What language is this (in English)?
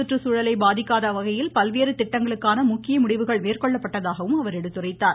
Tamil